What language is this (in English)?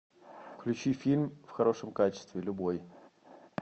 Russian